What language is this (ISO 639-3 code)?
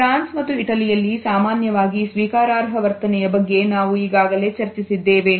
kan